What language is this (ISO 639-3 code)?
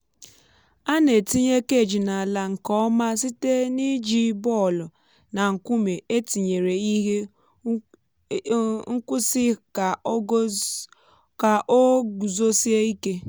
ibo